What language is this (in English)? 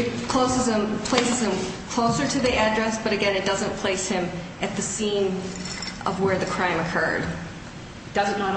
English